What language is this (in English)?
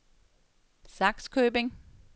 Danish